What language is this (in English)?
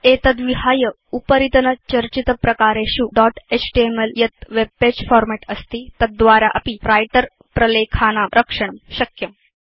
Sanskrit